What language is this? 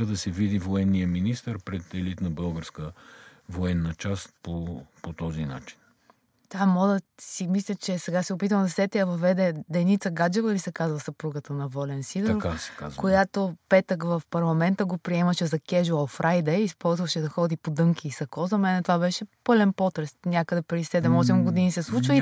Bulgarian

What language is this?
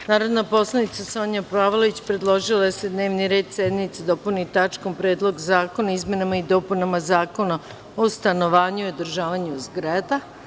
Serbian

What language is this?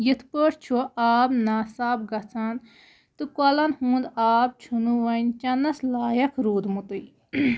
Kashmiri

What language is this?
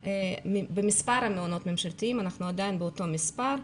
Hebrew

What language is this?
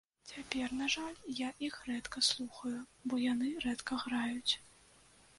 Belarusian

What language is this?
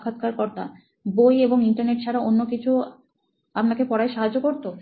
Bangla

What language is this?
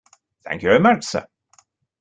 English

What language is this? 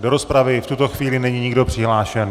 Czech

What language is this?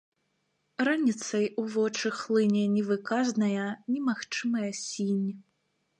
Belarusian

